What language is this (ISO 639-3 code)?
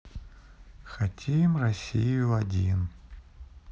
rus